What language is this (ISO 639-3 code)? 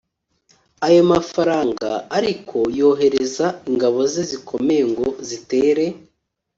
kin